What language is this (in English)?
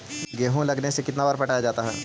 Magahi